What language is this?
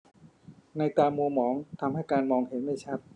Thai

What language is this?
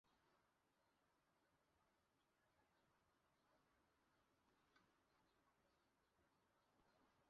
Chinese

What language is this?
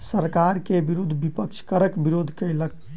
Maithili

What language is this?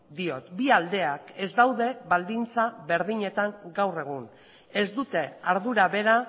Basque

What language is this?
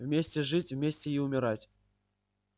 Russian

